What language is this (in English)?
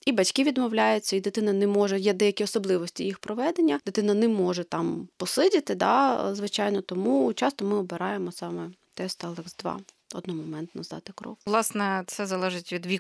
Ukrainian